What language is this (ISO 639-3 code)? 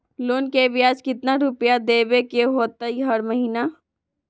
mag